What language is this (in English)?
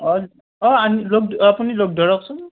Assamese